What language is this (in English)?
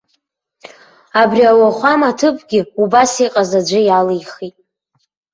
Abkhazian